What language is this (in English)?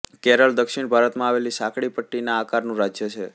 Gujarati